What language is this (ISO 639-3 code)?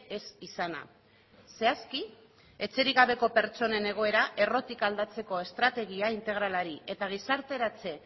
eus